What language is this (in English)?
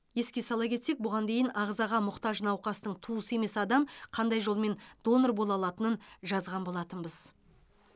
Kazakh